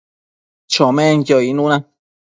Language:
Matsés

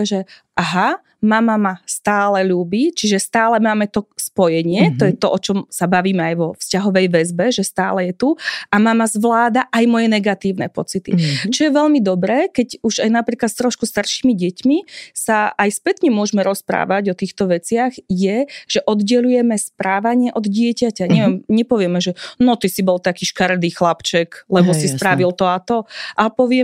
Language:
Slovak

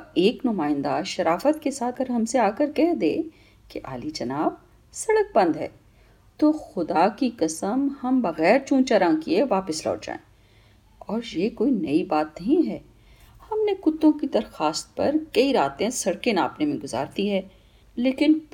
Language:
Urdu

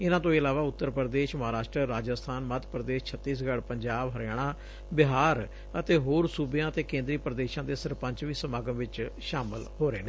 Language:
Punjabi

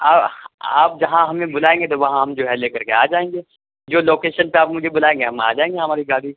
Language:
Urdu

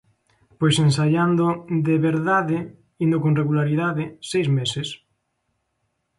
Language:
Galician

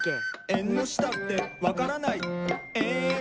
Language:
Japanese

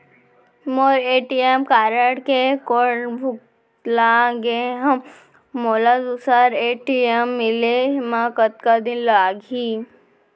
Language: Chhattisgarhi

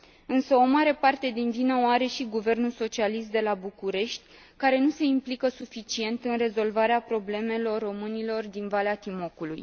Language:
Romanian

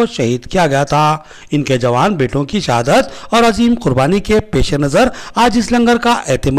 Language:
Hindi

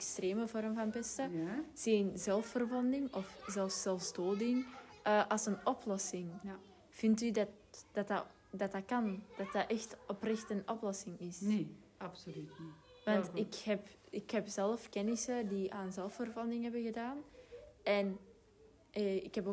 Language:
Dutch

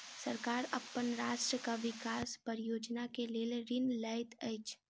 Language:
Maithili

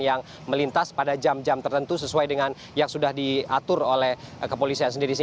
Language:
Indonesian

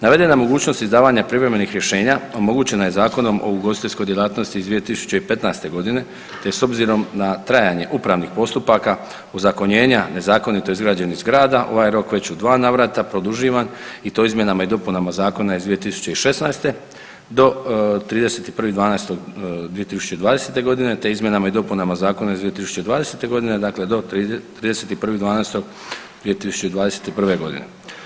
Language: Croatian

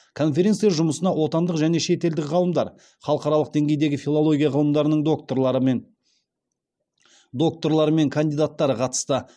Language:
Kazakh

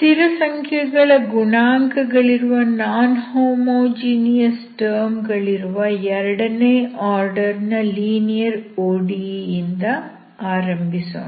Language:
Kannada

